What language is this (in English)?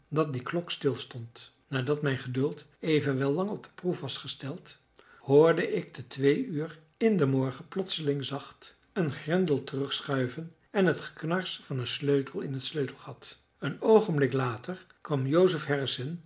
Dutch